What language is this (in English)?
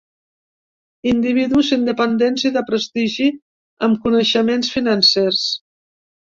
Catalan